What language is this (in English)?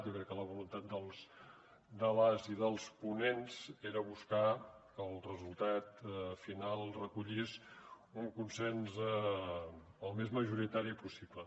Catalan